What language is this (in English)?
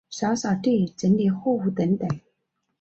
Chinese